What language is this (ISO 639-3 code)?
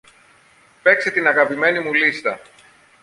ell